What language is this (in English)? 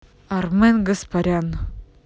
Russian